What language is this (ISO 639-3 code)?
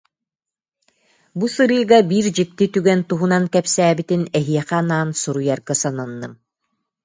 sah